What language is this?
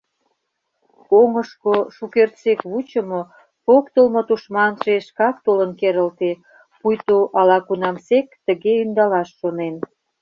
Mari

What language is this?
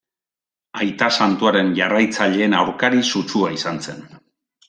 Basque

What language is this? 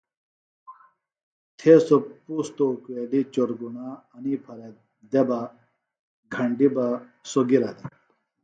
Phalura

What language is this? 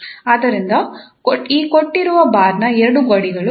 Kannada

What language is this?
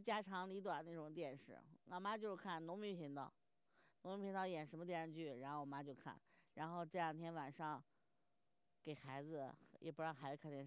Chinese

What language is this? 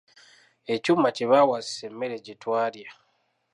Ganda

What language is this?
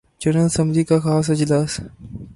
Urdu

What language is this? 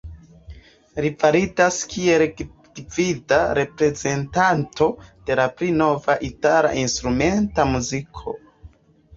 Esperanto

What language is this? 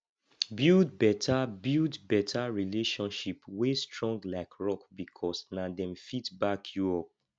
Nigerian Pidgin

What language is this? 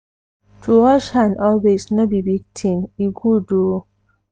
Nigerian Pidgin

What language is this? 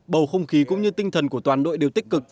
Vietnamese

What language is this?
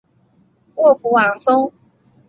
Chinese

